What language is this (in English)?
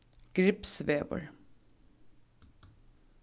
Faroese